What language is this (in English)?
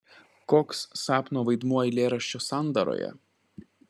Lithuanian